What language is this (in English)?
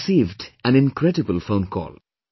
English